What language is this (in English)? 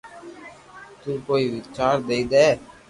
Loarki